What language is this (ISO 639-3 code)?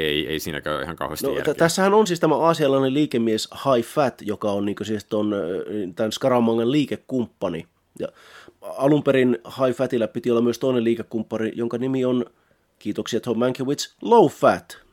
fin